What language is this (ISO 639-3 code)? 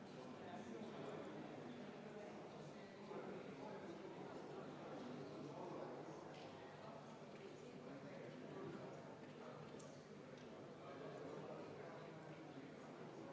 est